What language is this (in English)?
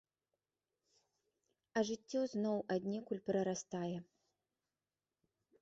Belarusian